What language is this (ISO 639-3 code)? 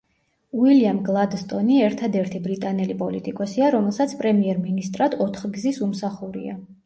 kat